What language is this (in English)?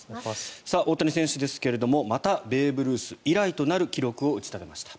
Japanese